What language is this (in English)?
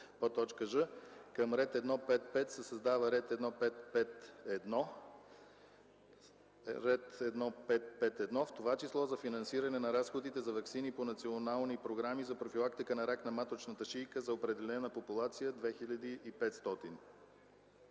Bulgarian